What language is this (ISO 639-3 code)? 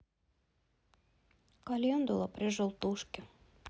rus